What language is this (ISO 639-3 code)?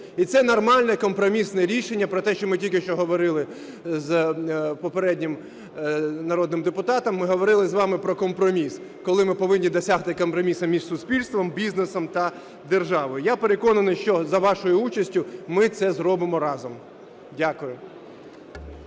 ukr